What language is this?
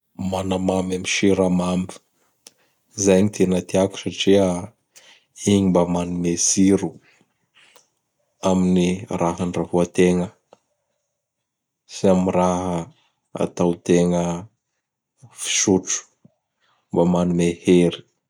Bara Malagasy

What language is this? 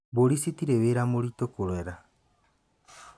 Kikuyu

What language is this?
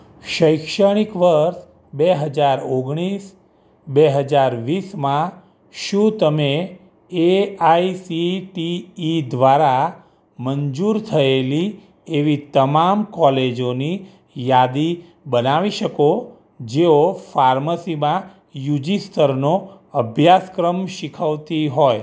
Gujarati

